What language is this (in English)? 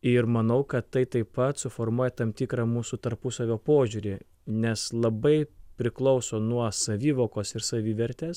Lithuanian